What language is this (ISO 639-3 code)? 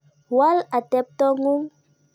kln